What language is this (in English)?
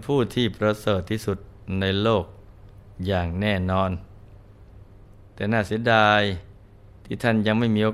Thai